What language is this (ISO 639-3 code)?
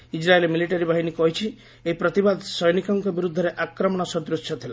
ori